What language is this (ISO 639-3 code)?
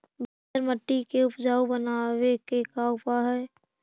mag